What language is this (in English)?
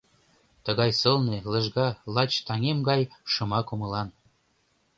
Mari